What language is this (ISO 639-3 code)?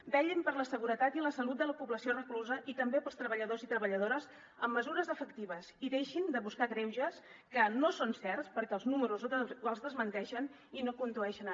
cat